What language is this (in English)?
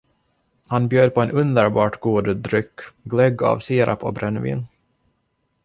Swedish